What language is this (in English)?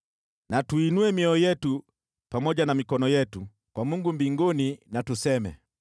Swahili